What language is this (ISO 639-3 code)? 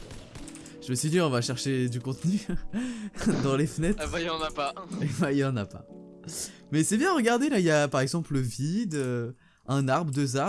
fra